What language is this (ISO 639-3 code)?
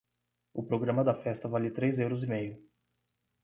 por